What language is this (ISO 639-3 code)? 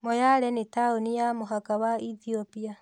kik